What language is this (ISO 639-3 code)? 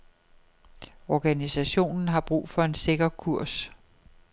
dan